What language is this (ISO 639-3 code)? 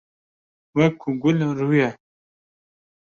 kur